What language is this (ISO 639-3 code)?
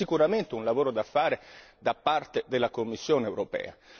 ita